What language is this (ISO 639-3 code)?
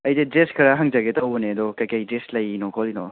mni